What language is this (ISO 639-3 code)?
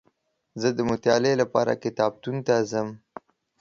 pus